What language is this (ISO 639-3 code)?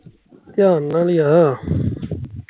pan